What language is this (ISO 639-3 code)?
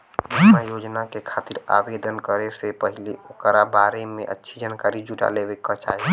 bho